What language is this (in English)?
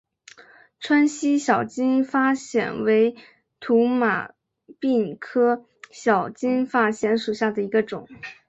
Chinese